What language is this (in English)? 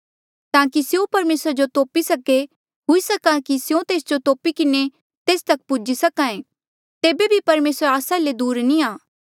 Mandeali